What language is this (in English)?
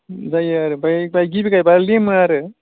Bodo